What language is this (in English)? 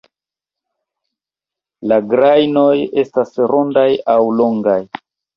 Esperanto